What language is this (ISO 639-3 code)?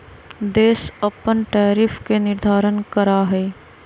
mag